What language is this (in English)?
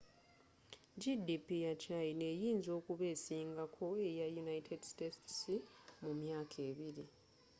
Ganda